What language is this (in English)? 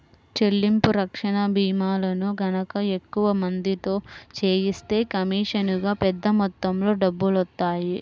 Telugu